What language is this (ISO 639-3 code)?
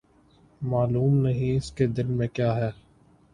urd